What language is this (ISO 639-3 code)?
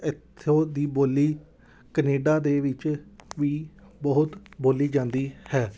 pan